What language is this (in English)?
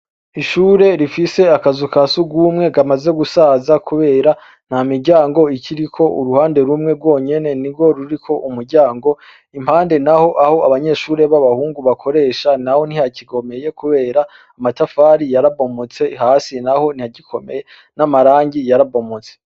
Rundi